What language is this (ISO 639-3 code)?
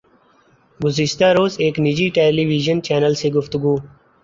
urd